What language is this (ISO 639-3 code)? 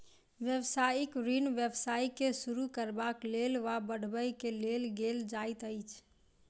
mai